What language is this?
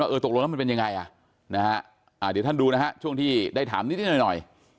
Thai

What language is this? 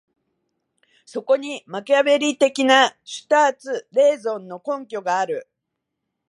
Japanese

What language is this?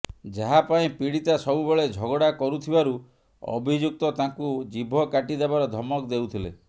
Odia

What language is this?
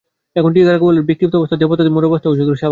Bangla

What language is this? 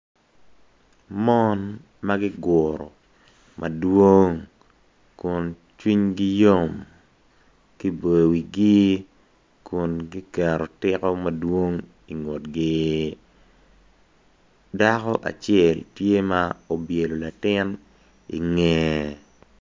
Acoli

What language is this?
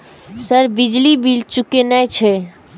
Maithili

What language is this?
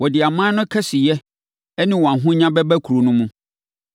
Akan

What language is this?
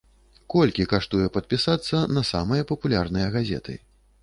Belarusian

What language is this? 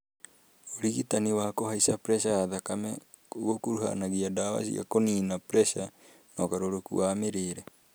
Kikuyu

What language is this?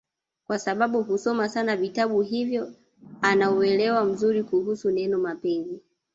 Swahili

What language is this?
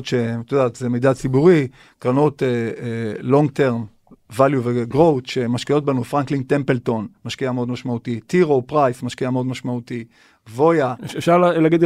Hebrew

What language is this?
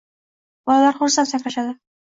Uzbek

